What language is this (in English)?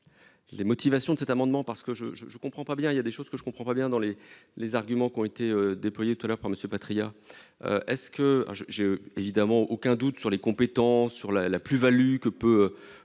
French